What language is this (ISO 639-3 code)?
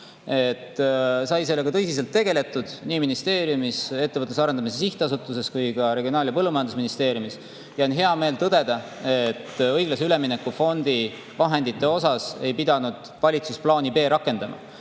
est